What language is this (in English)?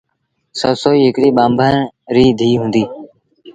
Sindhi Bhil